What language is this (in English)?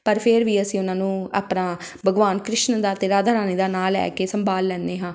Punjabi